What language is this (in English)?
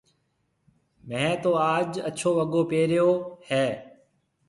Marwari (Pakistan)